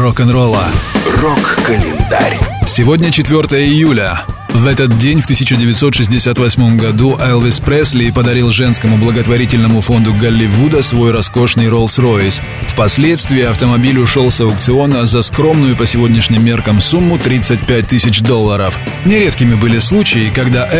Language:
Russian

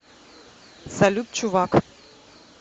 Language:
Russian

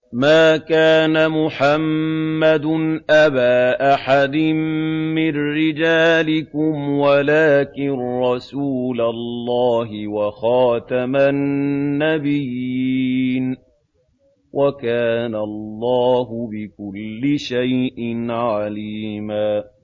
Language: Arabic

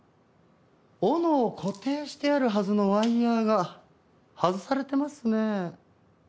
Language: Japanese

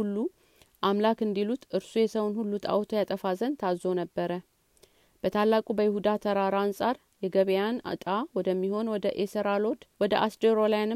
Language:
Amharic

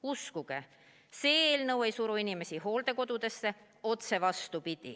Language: Estonian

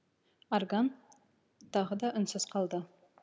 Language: Kazakh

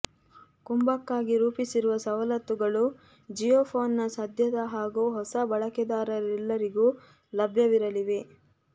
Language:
Kannada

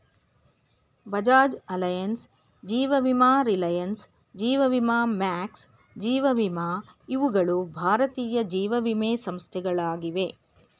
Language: Kannada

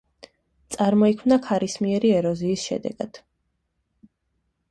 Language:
Georgian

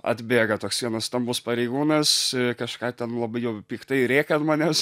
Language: Lithuanian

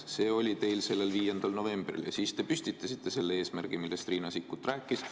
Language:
Estonian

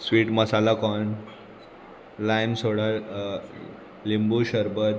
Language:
Konkani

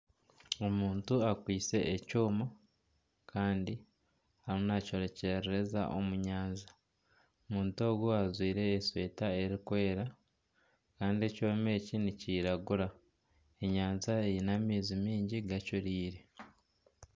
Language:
Nyankole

